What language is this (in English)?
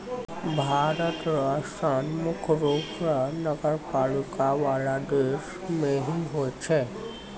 Maithili